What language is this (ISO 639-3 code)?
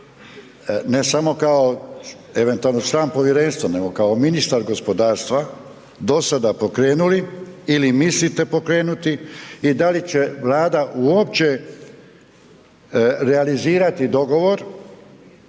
hrv